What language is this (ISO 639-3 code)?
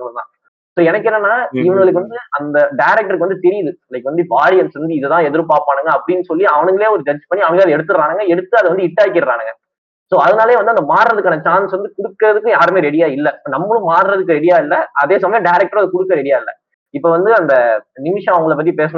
tam